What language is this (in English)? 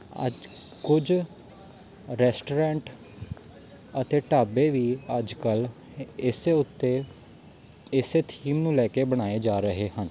Punjabi